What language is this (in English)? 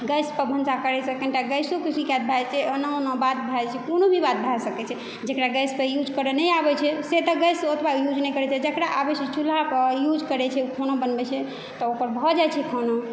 Maithili